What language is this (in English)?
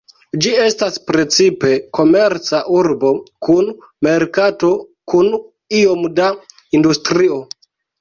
Esperanto